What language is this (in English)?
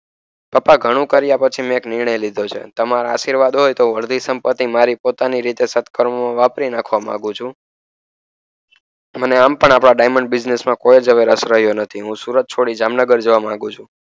Gujarati